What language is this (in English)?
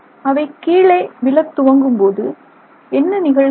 Tamil